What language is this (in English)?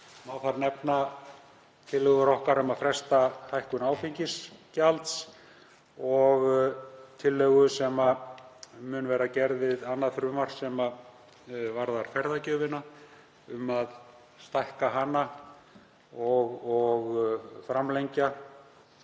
Icelandic